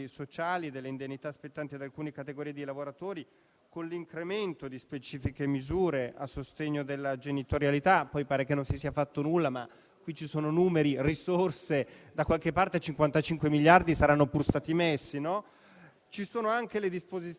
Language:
Italian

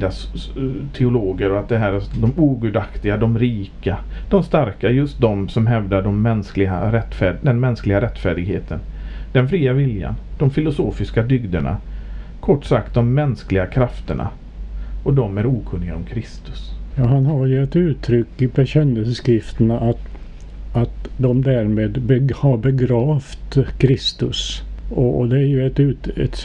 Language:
Swedish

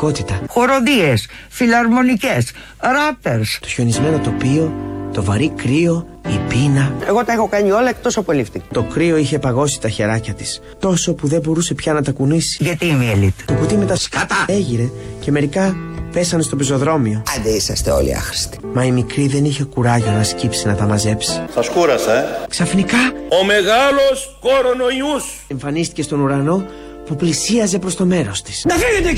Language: Greek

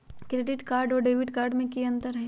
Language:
Magahi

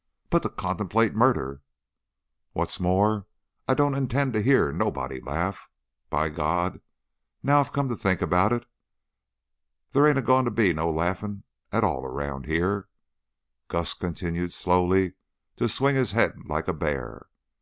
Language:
English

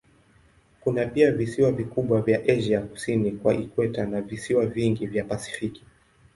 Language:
Swahili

